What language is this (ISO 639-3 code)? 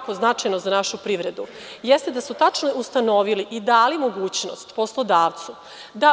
srp